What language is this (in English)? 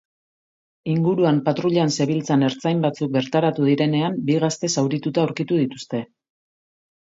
Basque